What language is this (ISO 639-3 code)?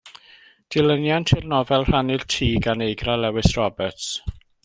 cym